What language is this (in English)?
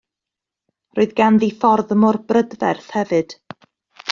Welsh